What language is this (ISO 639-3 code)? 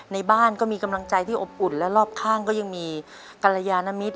tha